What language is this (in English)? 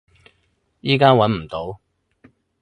Cantonese